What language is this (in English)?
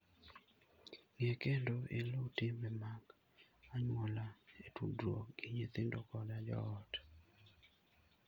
Luo (Kenya and Tanzania)